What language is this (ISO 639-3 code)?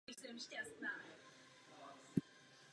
ces